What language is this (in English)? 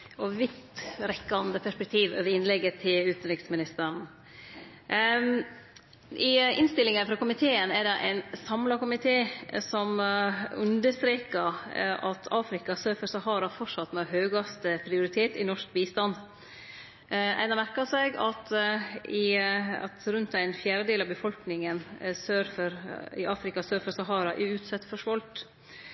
Norwegian Nynorsk